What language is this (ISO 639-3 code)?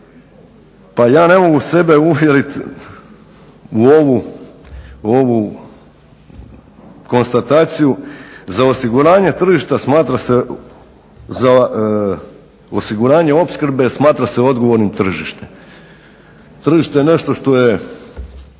hrv